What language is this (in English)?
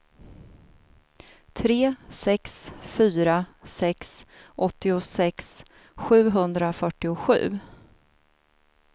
Swedish